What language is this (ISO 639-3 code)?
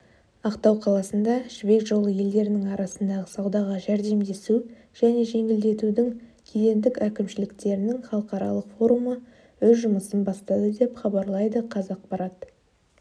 kaz